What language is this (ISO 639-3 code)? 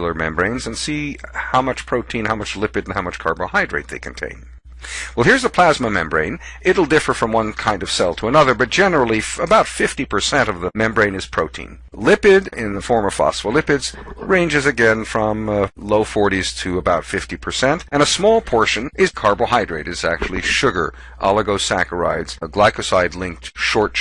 eng